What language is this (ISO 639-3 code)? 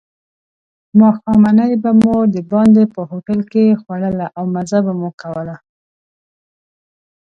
pus